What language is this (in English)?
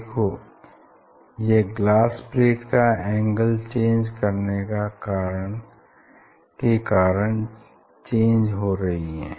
Hindi